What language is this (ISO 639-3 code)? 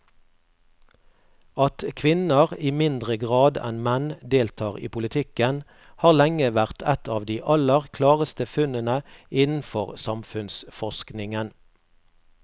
nor